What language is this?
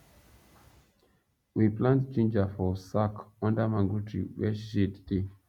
Nigerian Pidgin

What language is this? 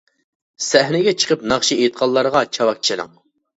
Uyghur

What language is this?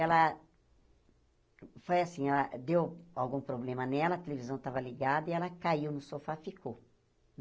Portuguese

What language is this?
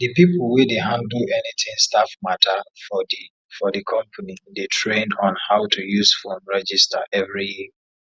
Nigerian Pidgin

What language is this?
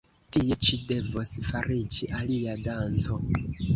Esperanto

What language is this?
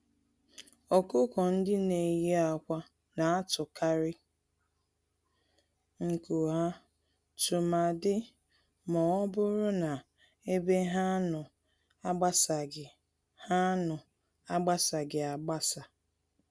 Igbo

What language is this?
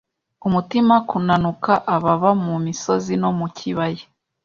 Kinyarwanda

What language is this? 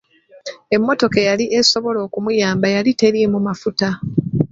Ganda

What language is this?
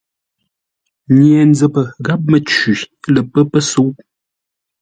Ngombale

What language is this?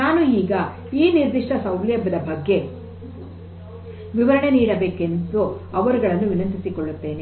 Kannada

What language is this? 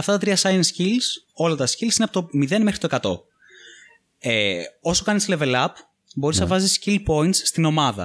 Greek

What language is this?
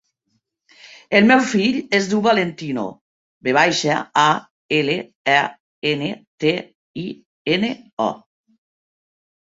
Catalan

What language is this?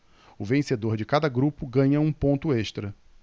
Portuguese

